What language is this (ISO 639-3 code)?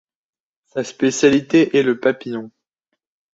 fra